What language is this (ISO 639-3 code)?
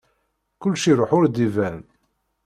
kab